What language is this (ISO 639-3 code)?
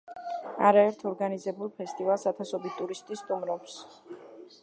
kat